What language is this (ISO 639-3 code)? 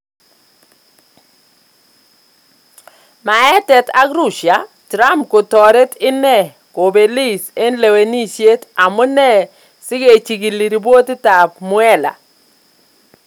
kln